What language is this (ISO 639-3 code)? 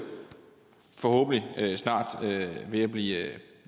dan